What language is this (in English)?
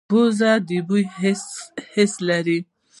Pashto